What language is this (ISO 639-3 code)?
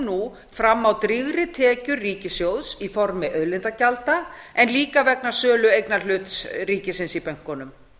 isl